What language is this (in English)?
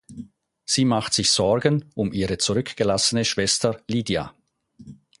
German